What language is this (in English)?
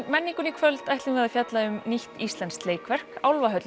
Icelandic